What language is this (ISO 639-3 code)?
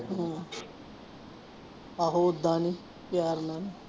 pan